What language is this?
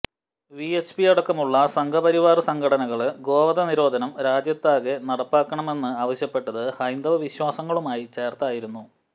Malayalam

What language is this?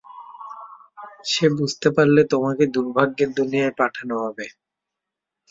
Bangla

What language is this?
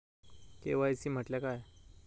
Marathi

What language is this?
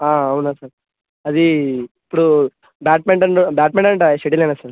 Telugu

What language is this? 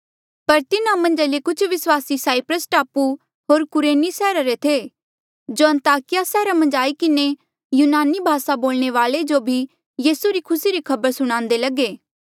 Mandeali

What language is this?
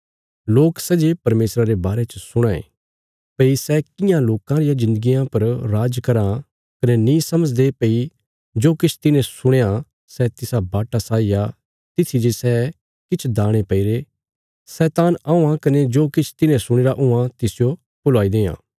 Bilaspuri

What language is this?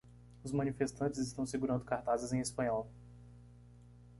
Portuguese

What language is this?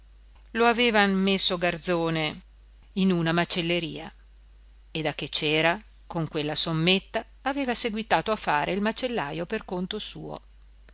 Italian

